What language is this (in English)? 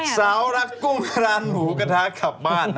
Thai